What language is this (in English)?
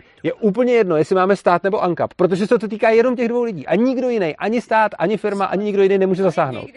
Czech